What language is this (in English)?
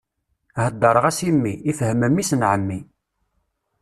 Kabyle